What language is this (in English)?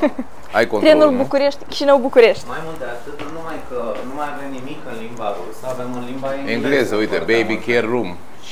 Romanian